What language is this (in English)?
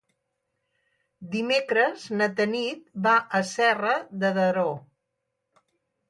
Catalan